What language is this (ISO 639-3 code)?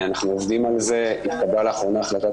heb